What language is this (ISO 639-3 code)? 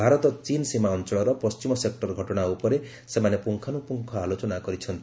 ori